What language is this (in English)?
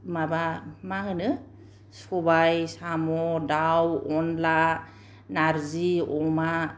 Bodo